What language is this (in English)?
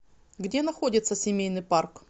Russian